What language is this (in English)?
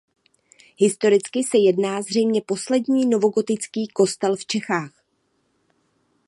Czech